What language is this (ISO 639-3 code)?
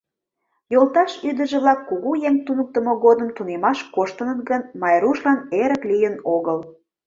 chm